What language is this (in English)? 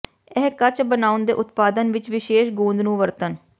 Punjabi